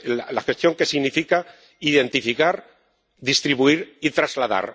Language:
Spanish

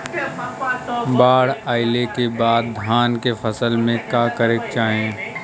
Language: Bhojpuri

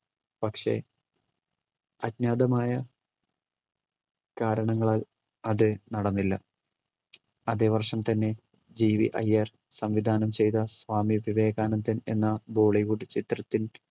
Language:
Malayalam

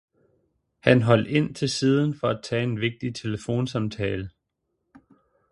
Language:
Danish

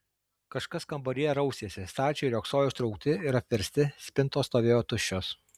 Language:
Lithuanian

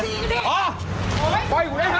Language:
Thai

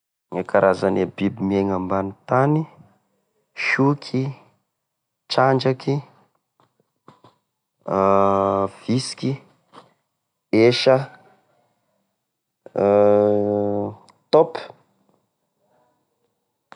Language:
Tesaka Malagasy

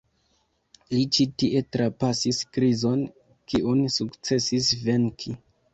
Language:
Esperanto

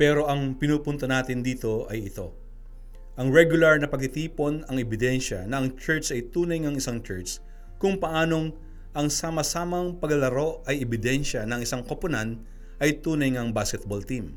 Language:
Filipino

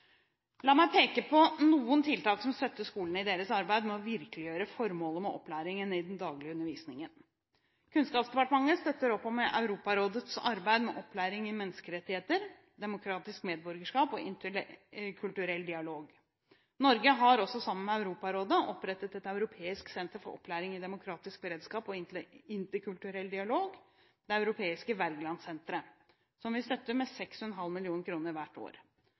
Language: Norwegian Bokmål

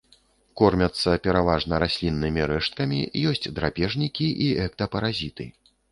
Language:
Belarusian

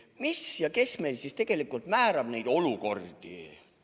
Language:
Estonian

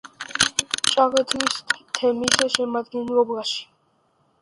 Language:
Georgian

